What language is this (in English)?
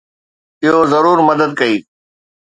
Sindhi